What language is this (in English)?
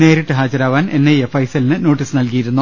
Malayalam